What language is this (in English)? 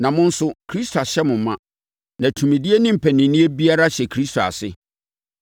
Akan